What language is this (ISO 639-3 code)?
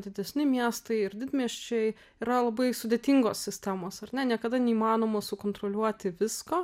lit